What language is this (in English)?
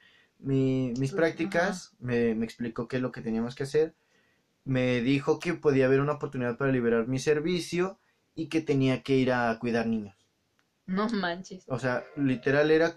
Spanish